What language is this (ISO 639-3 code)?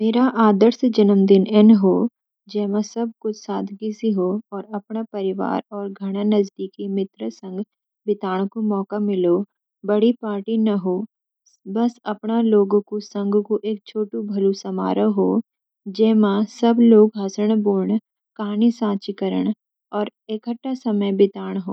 gbm